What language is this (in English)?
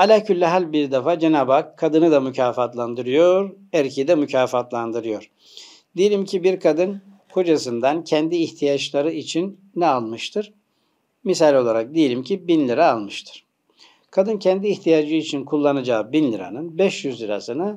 Turkish